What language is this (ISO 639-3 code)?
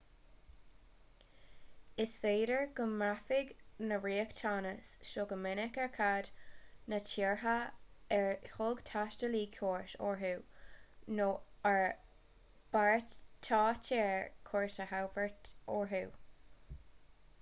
gle